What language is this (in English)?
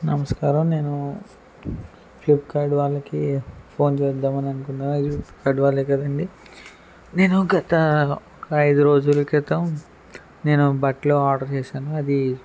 Telugu